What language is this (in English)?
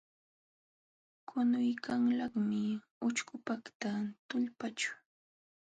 Jauja Wanca Quechua